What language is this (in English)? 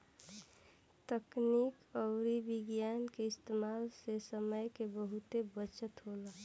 Bhojpuri